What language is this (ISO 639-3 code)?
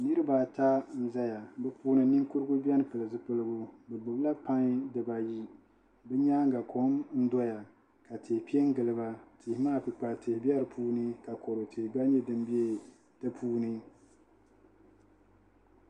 dag